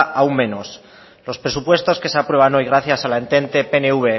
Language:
Spanish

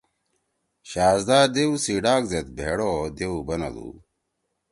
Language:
Torwali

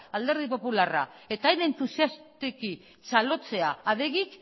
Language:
Basque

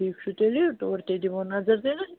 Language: Kashmiri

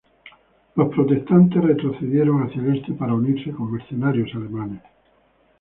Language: Spanish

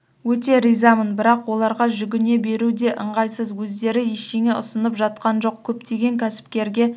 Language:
Kazakh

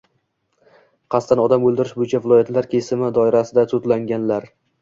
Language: Uzbek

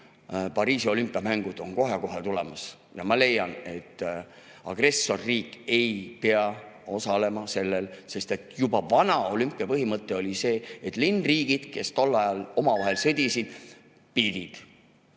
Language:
Estonian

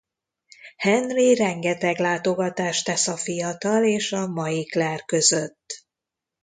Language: Hungarian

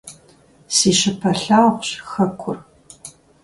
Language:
Kabardian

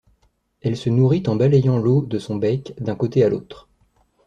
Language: French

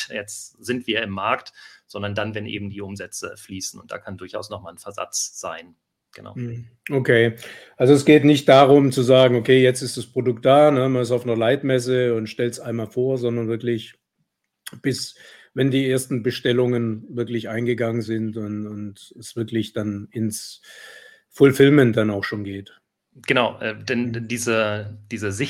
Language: German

